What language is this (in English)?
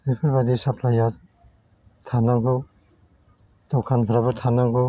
Bodo